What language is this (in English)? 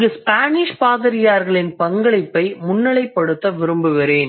Tamil